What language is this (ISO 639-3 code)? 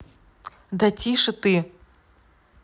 rus